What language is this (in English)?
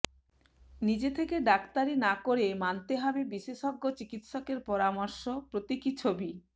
Bangla